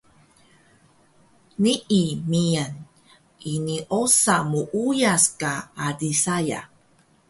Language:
Taroko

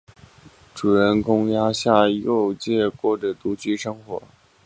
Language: Chinese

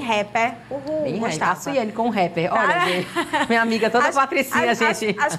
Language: Portuguese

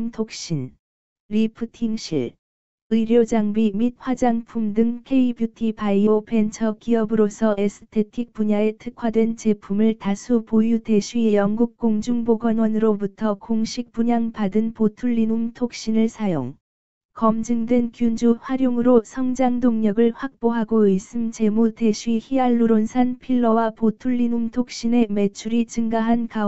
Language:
Korean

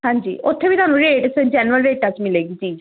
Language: Punjabi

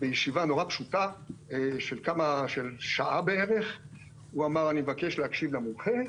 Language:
Hebrew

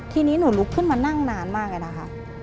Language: Thai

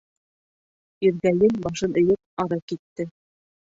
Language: Bashkir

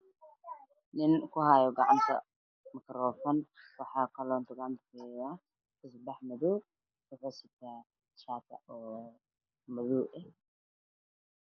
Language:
Somali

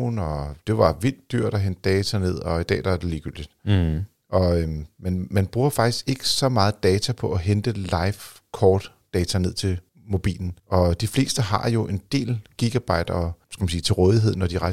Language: Danish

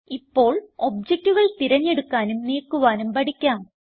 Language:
Malayalam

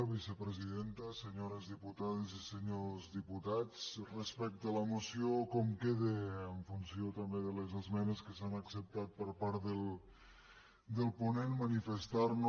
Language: Catalan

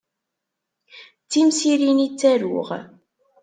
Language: Kabyle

